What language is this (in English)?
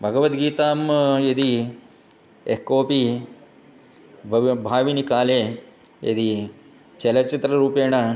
Sanskrit